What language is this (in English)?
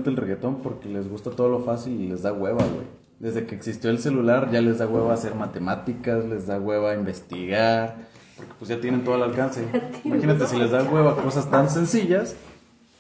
Spanish